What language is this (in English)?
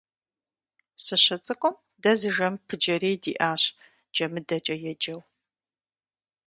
Kabardian